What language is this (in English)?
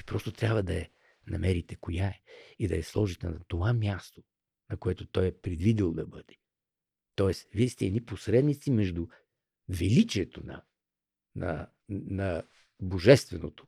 Bulgarian